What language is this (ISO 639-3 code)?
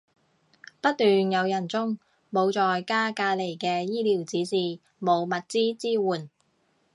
yue